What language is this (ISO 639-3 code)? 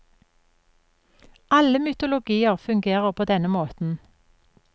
nor